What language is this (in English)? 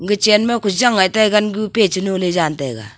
Wancho Naga